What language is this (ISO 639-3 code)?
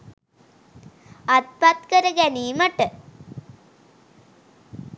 sin